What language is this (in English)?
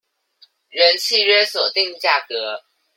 Chinese